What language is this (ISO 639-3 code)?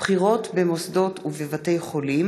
heb